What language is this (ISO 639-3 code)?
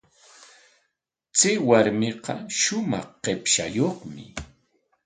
qwa